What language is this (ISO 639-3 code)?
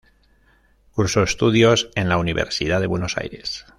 spa